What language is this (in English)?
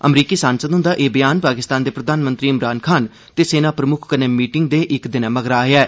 Dogri